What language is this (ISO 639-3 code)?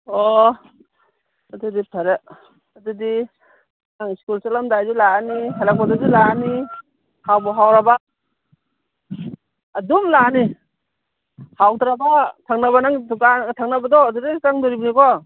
mni